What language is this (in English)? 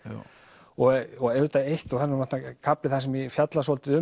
Icelandic